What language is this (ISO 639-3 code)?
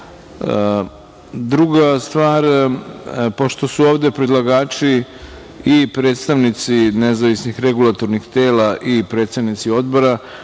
srp